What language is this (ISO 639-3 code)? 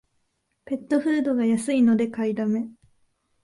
jpn